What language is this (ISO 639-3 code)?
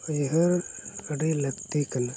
sat